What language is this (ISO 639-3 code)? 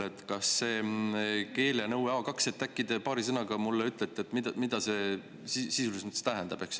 est